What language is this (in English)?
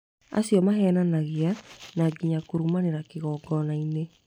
Kikuyu